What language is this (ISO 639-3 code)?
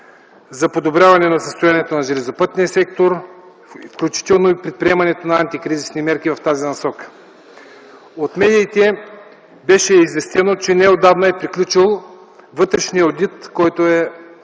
bul